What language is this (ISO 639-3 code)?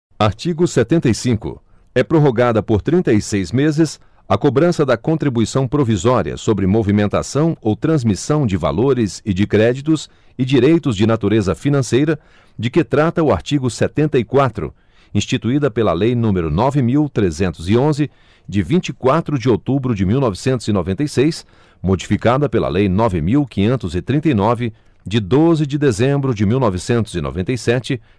por